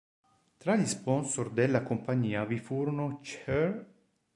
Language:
Italian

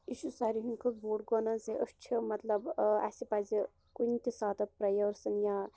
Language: Kashmiri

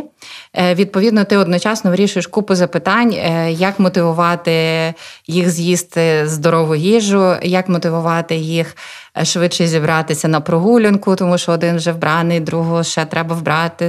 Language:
Ukrainian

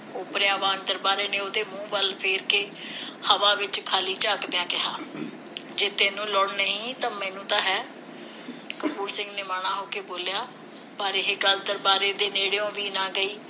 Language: Punjabi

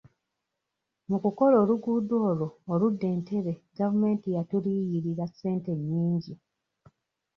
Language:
Ganda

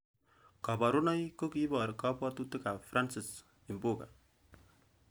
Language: Kalenjin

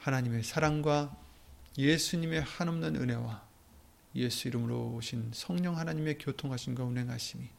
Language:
Korean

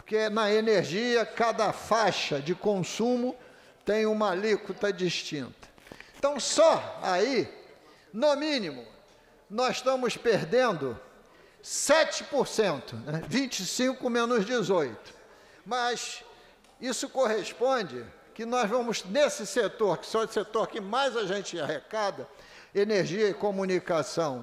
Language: Portuguese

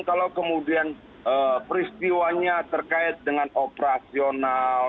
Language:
Indonesian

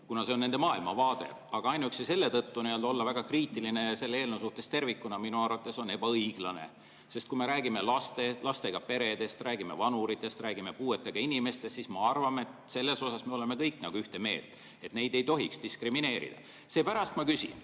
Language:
Estonian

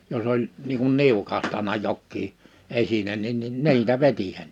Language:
Finnish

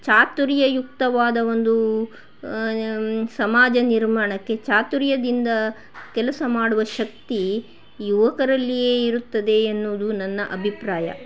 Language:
Kannada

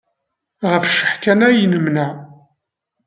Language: Kabyle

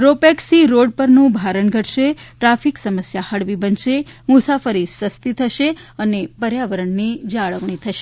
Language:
Gujarati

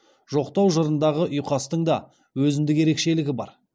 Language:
Kazakh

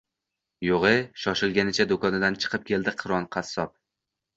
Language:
Uzbek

